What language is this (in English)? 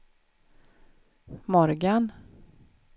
Swedish